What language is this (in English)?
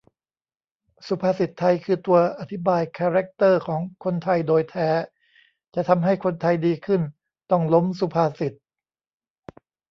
Thai